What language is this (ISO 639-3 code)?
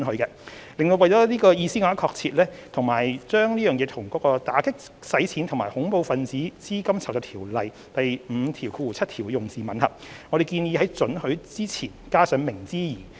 yue